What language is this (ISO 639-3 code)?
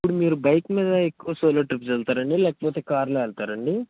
tel